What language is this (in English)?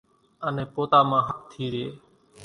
Kachi Koli